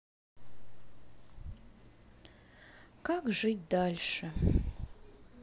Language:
Russian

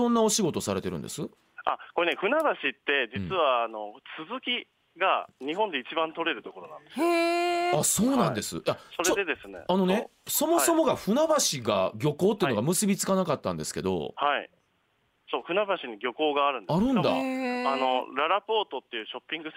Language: Japanese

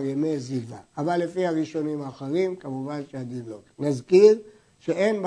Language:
Hebrew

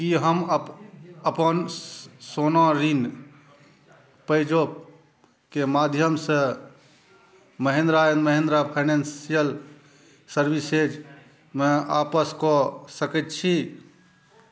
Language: Maithili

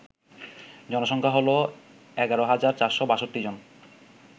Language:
Bangla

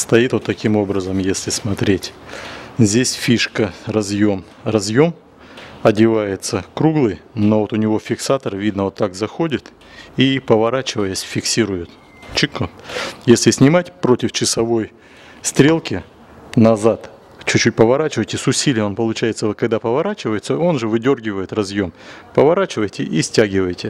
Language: Russian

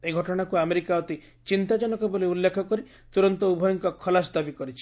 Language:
Odia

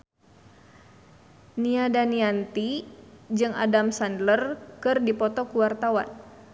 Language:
Sundanese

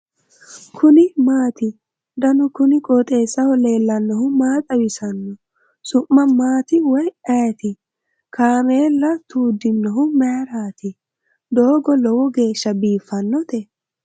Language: Sidamo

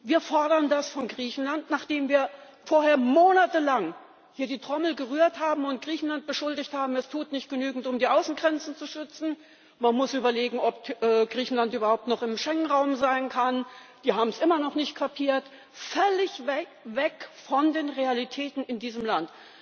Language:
German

